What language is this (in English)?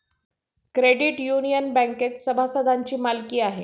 Marathi